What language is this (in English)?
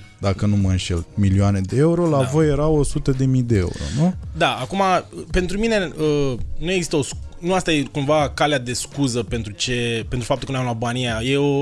Romanian